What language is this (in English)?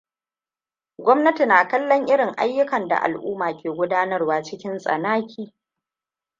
Hausa